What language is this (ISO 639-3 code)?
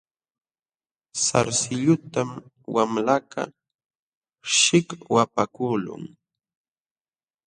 qxw